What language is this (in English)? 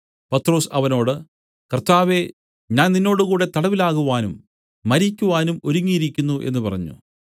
Malayalam